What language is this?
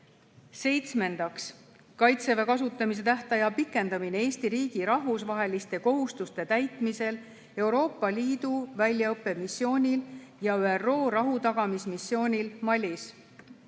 Estonian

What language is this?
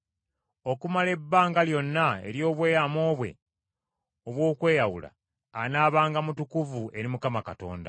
Ganda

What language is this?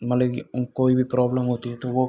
Hindi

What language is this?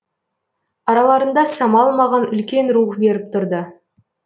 Kazakh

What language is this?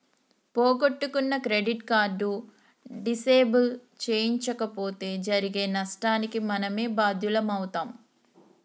Telugu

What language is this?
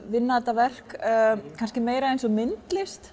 Icelandic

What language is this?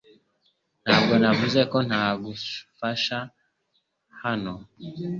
Kinyarwanda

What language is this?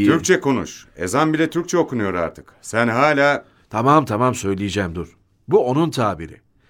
Turkish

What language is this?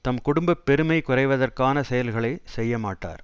Tamil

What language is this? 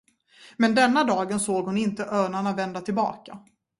Swedish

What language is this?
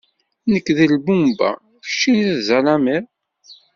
Kabyle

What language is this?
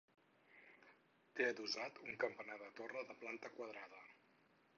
Catalan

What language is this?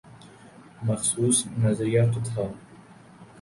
Urdu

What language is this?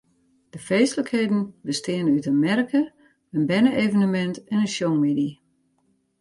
Western Frisian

